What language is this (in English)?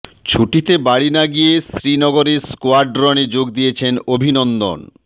Bangla